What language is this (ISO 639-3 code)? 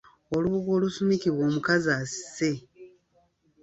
lug